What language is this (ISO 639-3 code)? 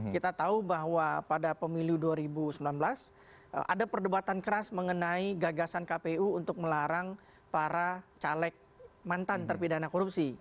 ind